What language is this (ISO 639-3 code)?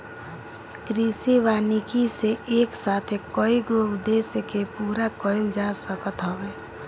bho